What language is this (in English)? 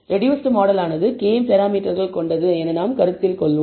Tamil